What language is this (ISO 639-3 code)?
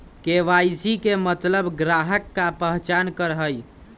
mag